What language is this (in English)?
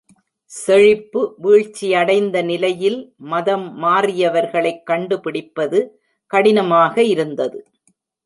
Tamil